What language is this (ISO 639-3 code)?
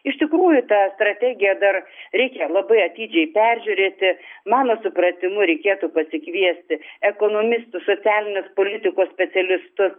lit